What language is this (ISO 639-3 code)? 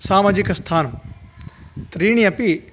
san